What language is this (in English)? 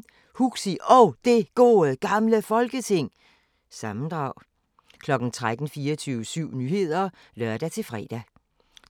Danish